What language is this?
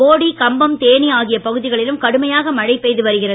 Tamil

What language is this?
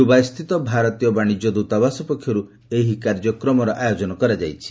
Odia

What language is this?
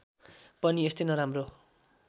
Nepali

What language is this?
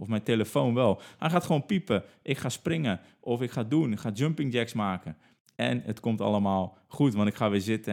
Dutch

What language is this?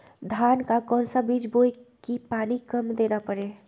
Magahi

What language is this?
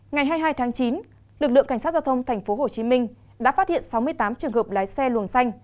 Vietnamese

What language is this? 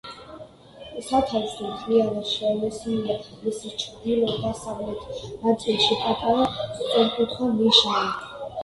Georgian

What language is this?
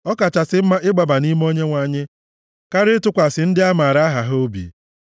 Igbo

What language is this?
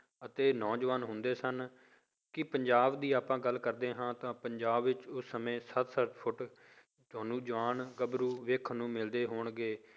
Punjabi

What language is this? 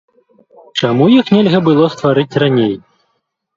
Belarusian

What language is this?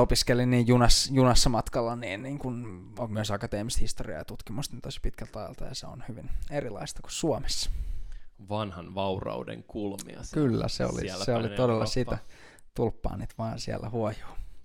Finnish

